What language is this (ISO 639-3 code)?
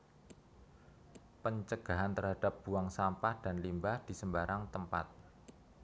jav